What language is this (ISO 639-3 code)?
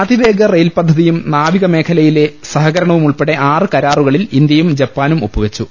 mal